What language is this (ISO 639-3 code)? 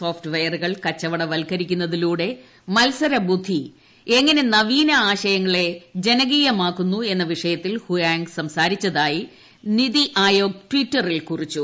mal